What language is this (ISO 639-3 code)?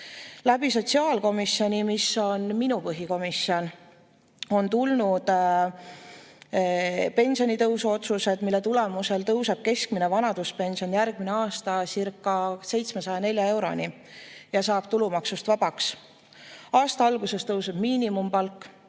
est